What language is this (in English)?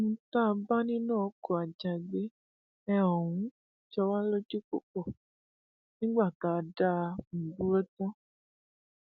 Yoruba